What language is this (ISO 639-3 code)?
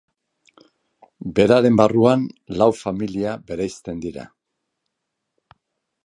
eus